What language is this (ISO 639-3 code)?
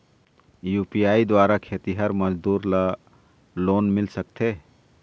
hne